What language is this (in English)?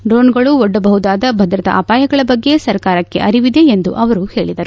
Kannada